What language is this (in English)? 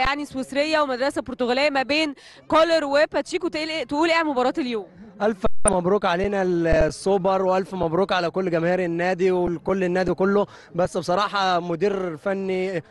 Arabic